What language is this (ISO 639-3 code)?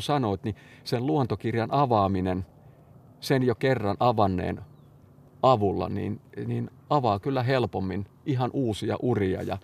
fin